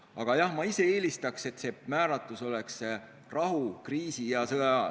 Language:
Estonian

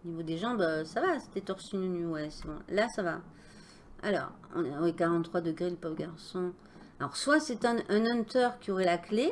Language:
French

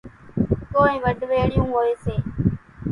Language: Kachi Koli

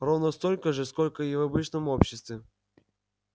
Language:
Russian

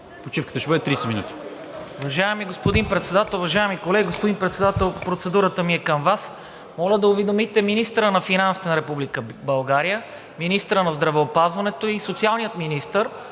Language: Bulgarian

